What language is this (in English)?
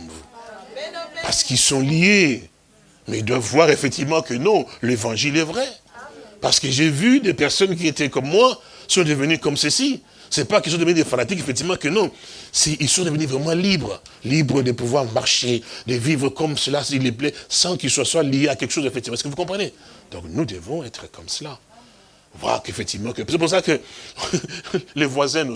French